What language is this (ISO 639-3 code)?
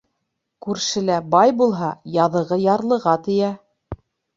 bak